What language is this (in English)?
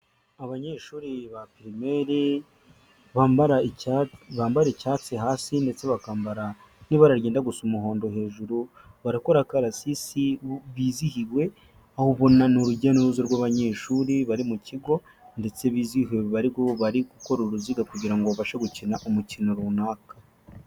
Kinyarwanda